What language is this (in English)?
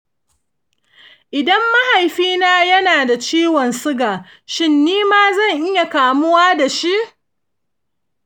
Hausa